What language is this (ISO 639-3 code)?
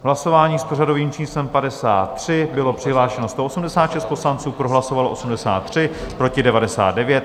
ces